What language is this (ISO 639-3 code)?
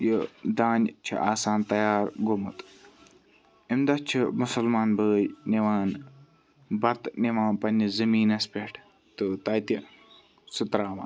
kas